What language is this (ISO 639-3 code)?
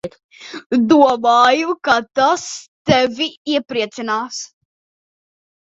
lav